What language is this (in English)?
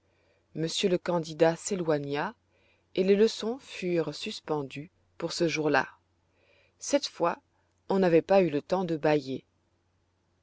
French